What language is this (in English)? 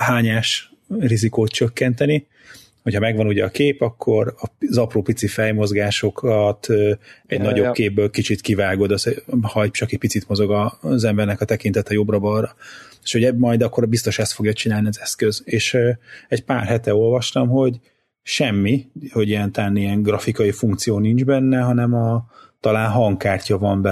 Hungarian